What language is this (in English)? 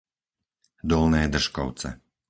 Slovak